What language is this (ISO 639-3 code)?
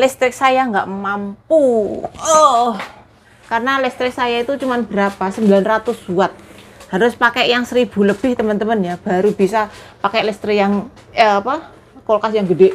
ind